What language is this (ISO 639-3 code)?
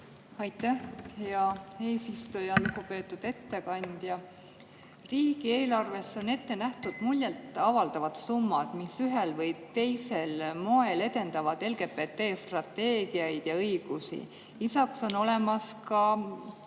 est